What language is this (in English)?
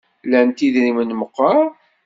Kabyle